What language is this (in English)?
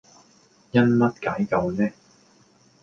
Cantonese